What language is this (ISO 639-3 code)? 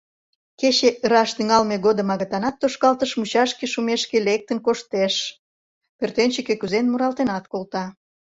chm